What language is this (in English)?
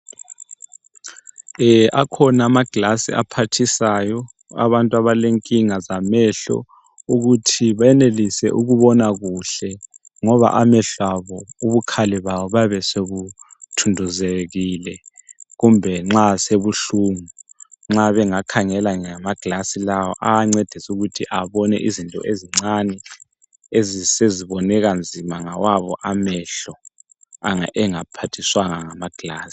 North Ndebele